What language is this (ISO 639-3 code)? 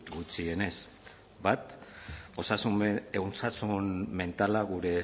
eus